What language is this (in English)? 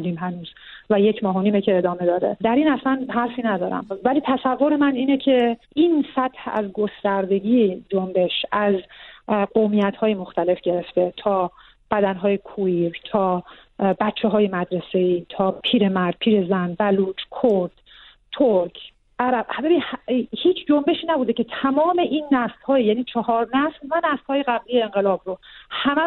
Persian